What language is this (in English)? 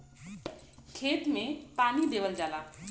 Bhojpuri